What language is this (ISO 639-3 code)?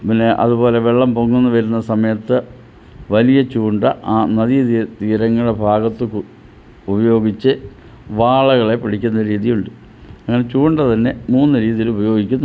mal